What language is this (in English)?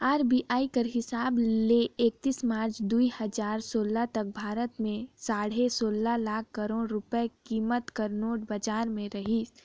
Chhattisgarhi